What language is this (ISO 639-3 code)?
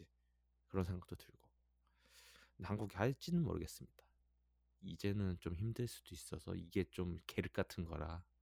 kor